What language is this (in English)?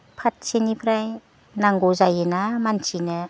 Bodo